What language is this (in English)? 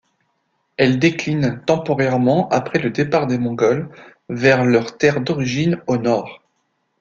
French